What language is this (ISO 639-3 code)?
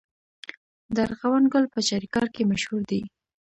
pus